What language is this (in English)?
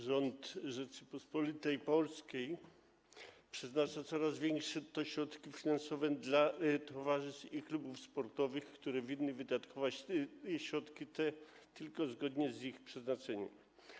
Polish